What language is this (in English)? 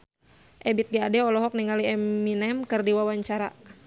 Sundanese